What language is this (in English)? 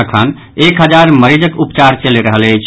Maithili